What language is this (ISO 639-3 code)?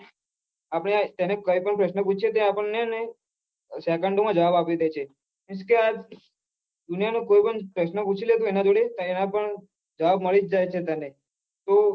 guj